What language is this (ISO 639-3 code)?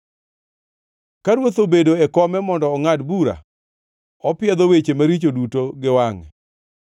luo